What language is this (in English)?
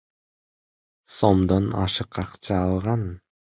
Kyrgyz